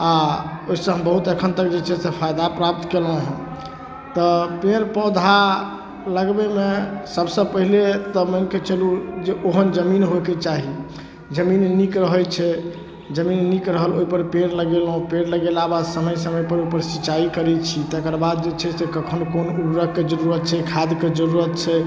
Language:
Maithili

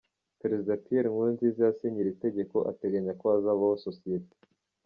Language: Kinyarwanda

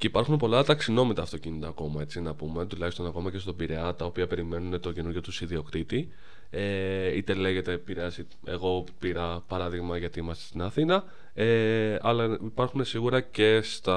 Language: Greek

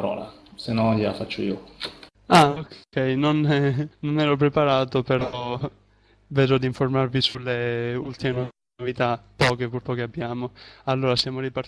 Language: Italian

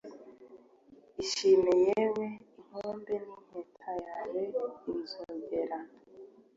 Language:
Kinyarwanda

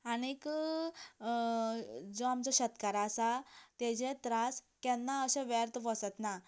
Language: Konkani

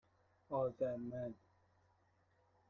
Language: Persian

